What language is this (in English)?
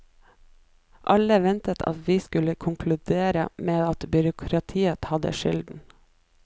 Norwegian